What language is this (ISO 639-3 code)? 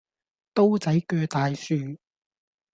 yue